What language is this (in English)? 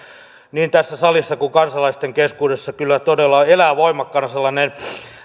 Finnish